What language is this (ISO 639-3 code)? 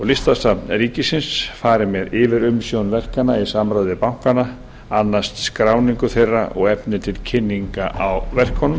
isl